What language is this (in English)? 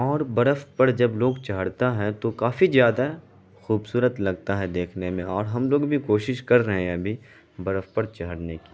Urdu